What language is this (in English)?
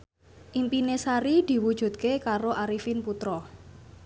Javanese